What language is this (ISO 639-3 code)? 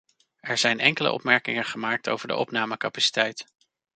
nld